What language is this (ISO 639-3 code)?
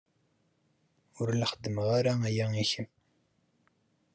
kab